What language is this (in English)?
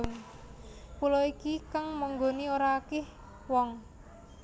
Javanese